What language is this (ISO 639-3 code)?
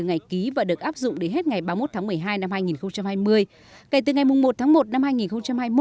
vie